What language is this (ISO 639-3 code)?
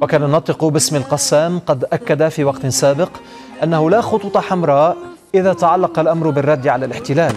ara